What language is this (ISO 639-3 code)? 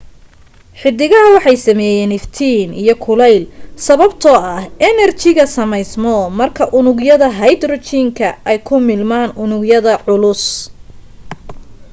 som